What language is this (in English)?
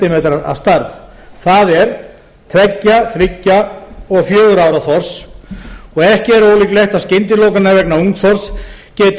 Icelandic